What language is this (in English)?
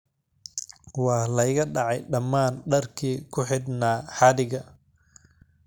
Somali